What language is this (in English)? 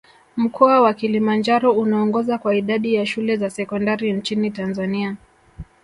Swahili